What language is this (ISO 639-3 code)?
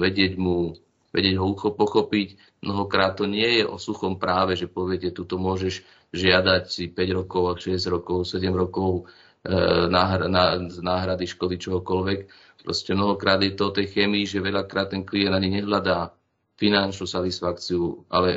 slk